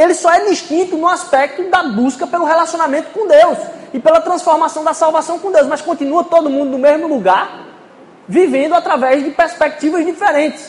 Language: Portuguese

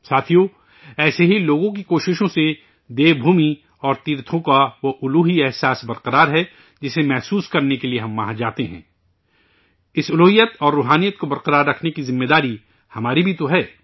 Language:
Urdu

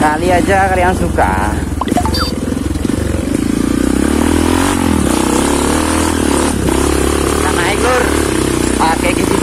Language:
Indonesian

